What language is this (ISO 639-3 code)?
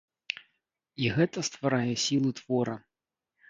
bel